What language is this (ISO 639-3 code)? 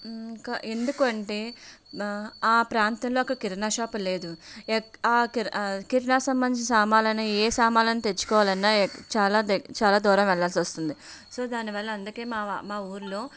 tel